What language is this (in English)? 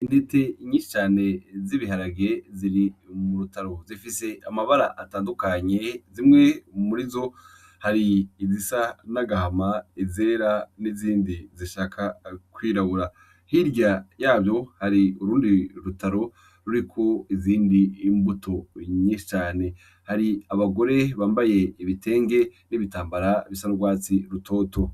Rundi